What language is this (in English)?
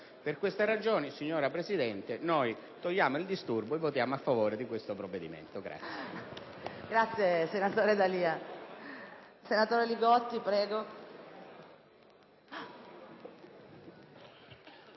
Italian